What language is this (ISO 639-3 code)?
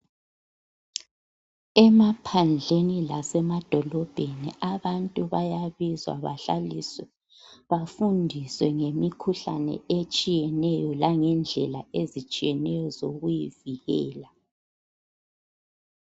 nde